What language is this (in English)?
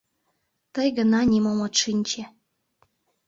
Mari